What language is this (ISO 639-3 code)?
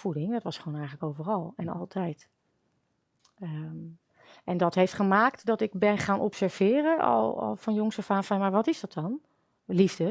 nld